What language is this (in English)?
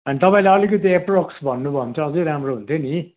Nepali